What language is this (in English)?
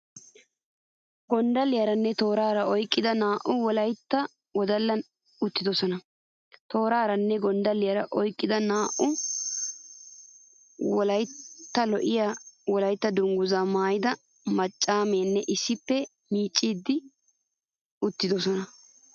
Wolaytta